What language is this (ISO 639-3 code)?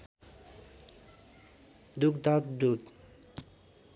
nep